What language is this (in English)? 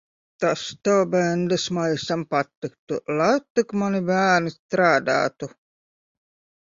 Latvian